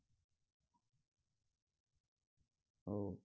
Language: Marathi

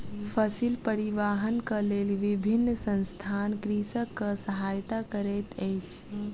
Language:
Maithili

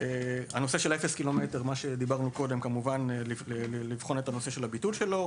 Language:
Hebrew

